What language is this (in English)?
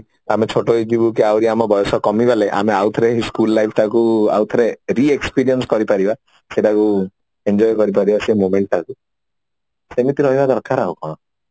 Odia